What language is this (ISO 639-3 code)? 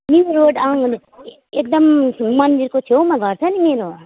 nep